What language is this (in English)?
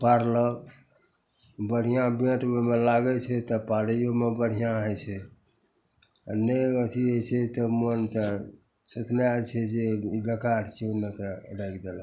Maithili